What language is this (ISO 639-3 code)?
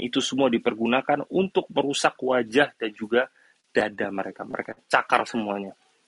ind